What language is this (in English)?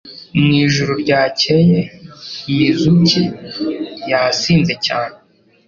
Kinyarwanda